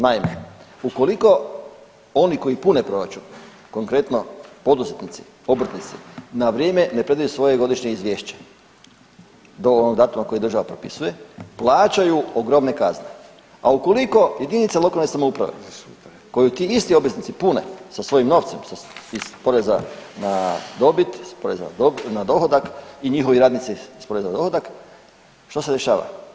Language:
Croatian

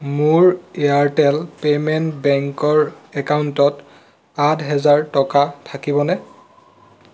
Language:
Assamese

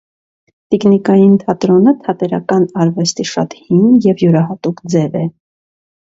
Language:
Armenian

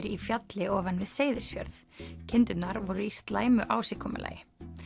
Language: Icelandic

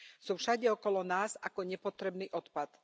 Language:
Slovak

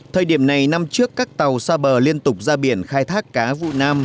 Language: Vietnamese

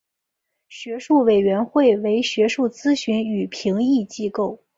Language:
Chinese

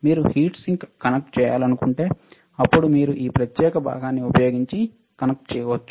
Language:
Telugu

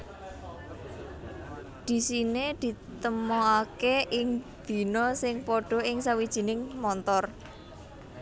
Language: Javanese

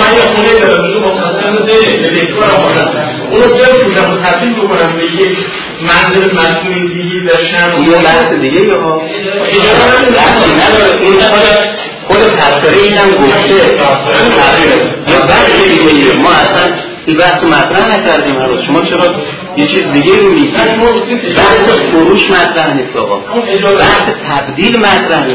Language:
Persian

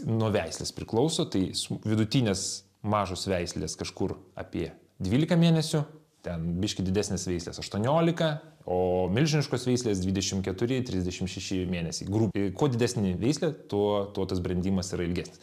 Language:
Lithuanian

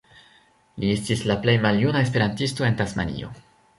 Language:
Esperanto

